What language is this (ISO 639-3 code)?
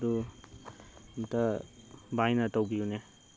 mni